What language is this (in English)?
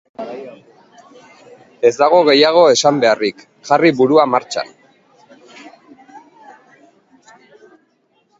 Basque